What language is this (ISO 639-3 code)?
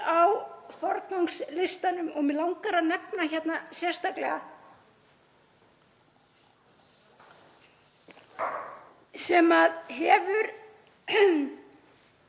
isl